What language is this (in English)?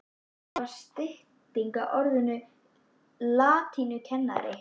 Icelandic